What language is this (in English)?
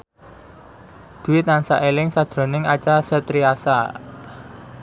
Javanese